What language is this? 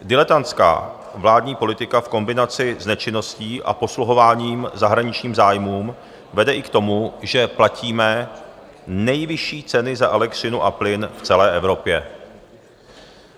Czech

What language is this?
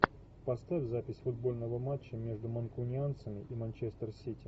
Russian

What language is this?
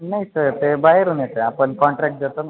Marathi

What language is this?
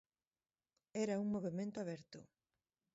Galician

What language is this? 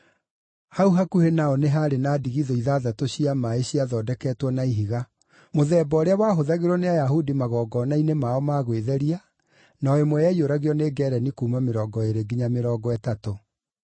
Kikuyu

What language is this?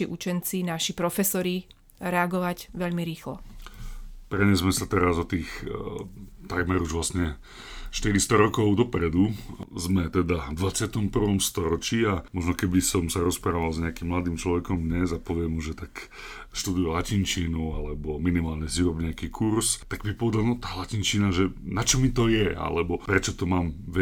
Slovak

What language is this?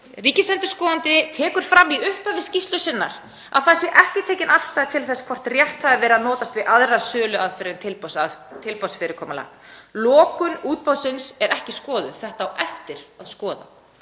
Icelandic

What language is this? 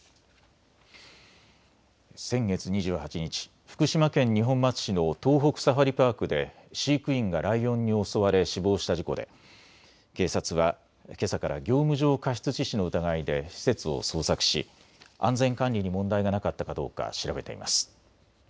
Japanese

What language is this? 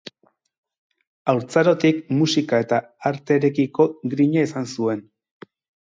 Basque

